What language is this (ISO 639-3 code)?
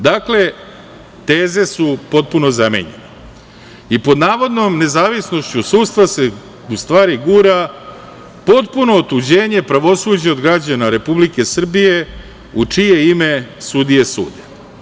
srp